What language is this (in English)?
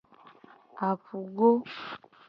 Gen